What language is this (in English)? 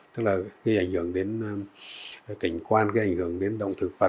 Vietnamese